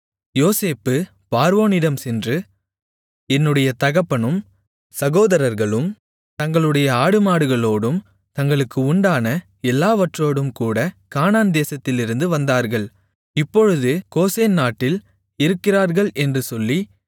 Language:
Tamil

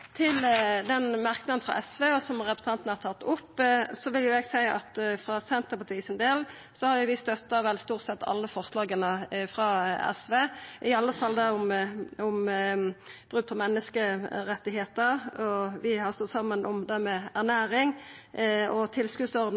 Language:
Norwegian Nynorsk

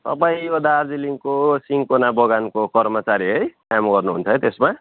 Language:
Nepali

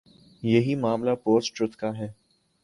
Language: Urdu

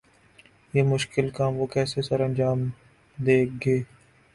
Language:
Urdu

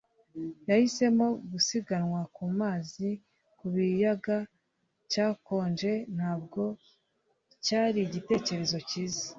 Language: Kinyarwanda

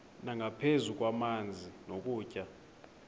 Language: Xhosa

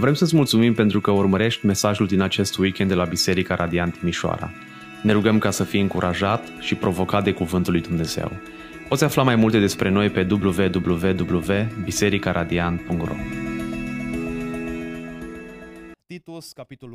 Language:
Romanian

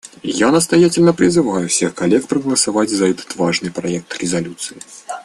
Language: Russian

